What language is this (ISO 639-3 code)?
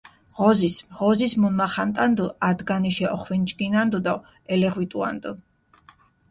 xmf